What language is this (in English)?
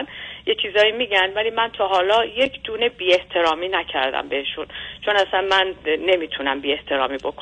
Persian